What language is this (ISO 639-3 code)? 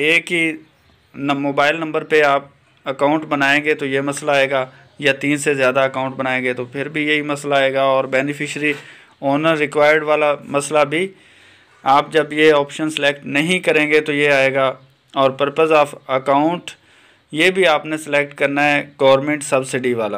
hin